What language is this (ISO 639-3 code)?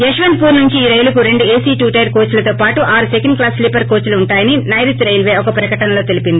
tel